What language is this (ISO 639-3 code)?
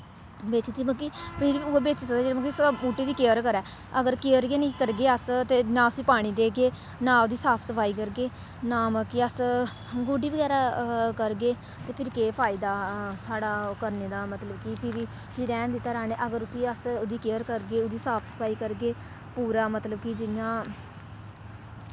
doi